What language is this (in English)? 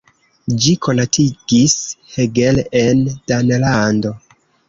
Esperanto